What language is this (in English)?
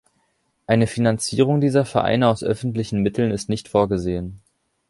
German